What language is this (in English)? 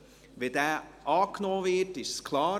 Swiss German